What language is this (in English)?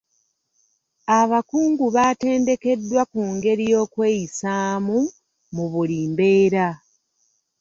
Ganda